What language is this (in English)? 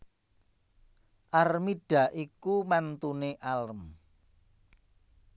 Javanese